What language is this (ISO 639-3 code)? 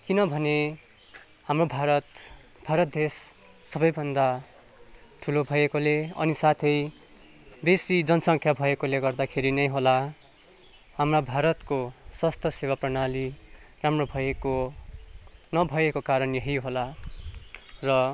nep